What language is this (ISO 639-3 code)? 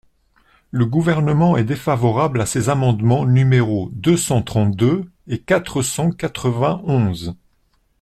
fra